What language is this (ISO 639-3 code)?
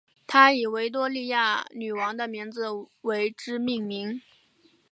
zho